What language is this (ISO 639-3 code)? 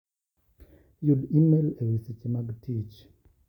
luo